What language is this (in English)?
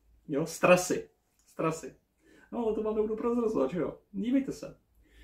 Czech